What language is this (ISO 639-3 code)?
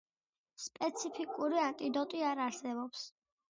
kat